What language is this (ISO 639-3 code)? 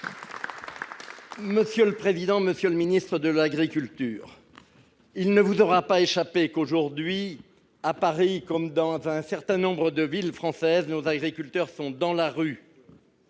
fra